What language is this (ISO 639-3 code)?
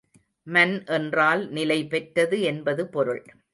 tam